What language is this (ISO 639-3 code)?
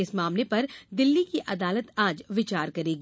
hin